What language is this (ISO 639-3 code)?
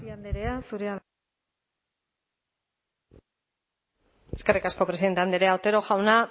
eus